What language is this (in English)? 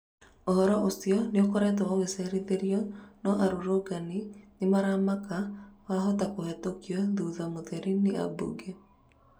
Kikuyu